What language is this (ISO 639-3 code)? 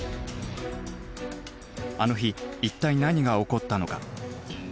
jpn